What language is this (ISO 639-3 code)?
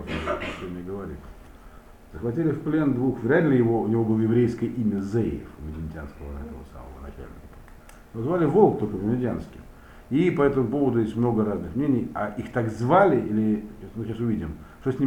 rus